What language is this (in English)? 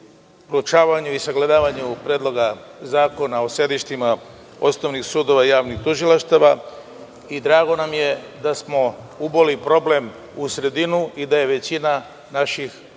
Serbian